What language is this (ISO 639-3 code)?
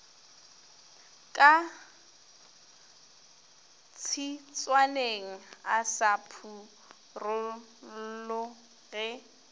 nso